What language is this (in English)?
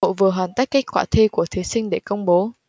Vietnamese